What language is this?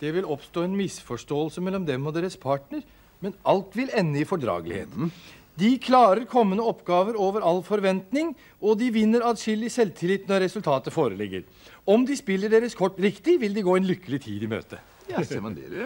Norwegian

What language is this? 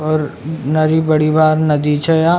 Rajasthani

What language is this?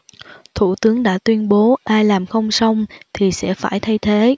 Vietnamese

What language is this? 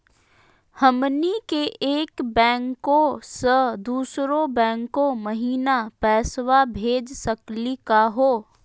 Magahi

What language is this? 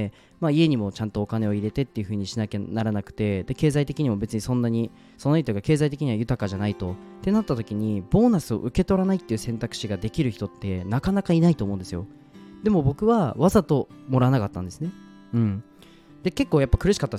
Japanese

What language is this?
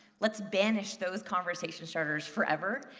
English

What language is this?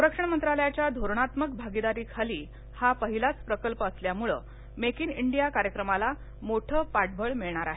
Marathi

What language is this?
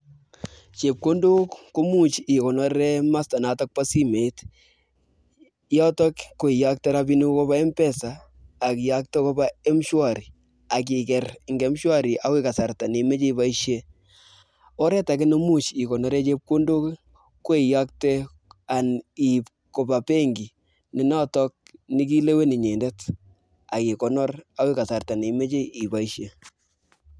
Kalenjin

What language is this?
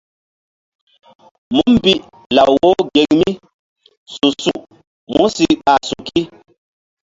Mbum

